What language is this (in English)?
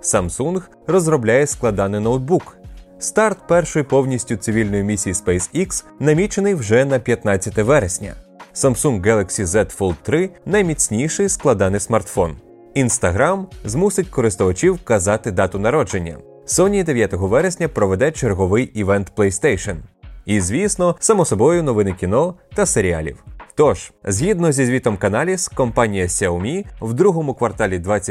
Ukrainian